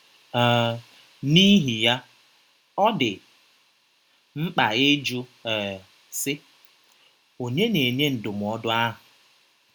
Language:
Igbo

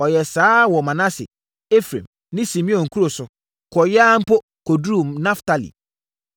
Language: Akan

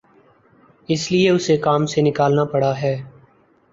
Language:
Urdu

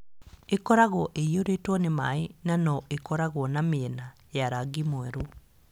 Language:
Kikuyu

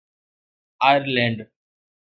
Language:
Sindhi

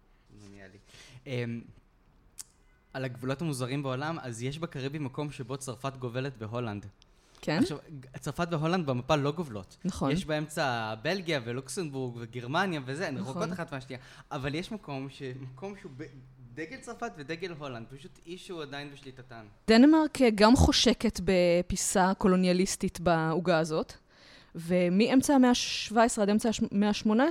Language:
Hebrew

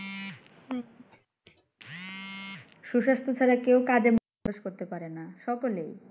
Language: Bangla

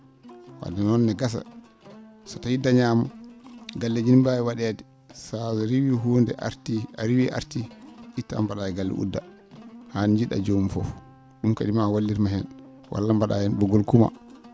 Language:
Fula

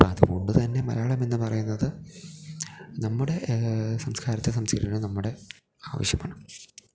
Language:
Malayalam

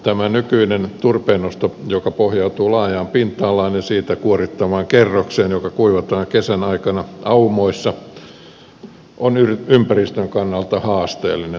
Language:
Finnish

